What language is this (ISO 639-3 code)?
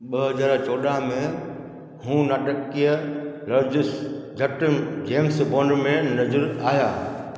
snd